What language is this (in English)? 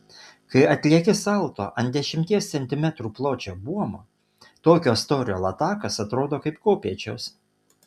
Lithuanian